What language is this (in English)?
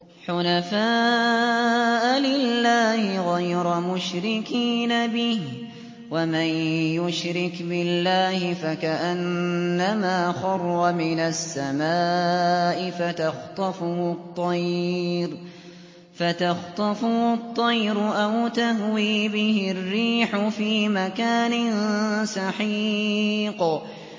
Arabic